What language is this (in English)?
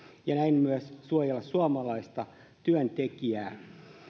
Finnish